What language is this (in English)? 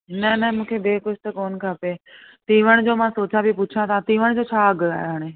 Sindhi